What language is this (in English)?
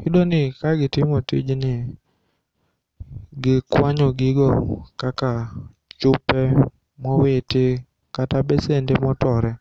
Luo (Kenya and Tanzania)